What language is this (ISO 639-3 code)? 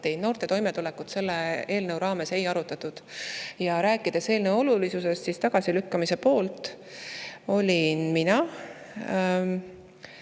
est